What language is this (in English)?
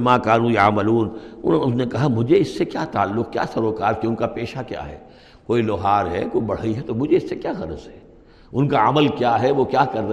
Urdu